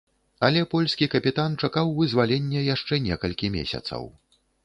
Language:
Belarusian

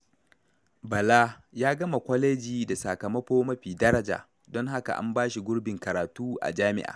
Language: Hausa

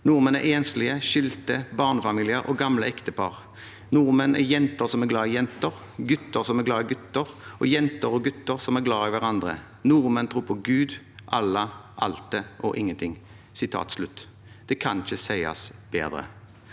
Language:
Norwegian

